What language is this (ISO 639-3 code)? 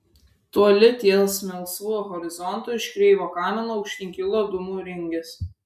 lit